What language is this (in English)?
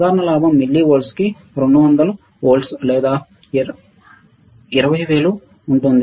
Telugu